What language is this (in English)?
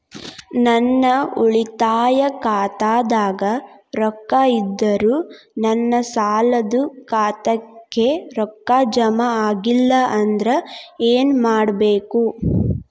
Kannada